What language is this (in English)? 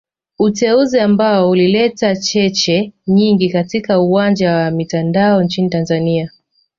Swahili